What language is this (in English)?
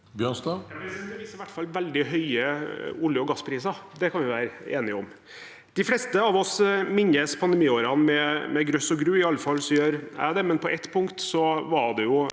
Norwegian